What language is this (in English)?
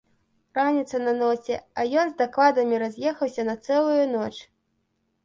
Belarusian